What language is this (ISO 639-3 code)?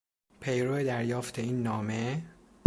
fas